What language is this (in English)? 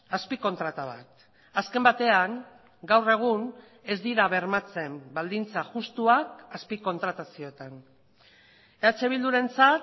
Basque